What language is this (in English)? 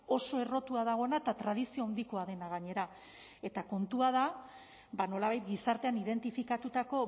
Basque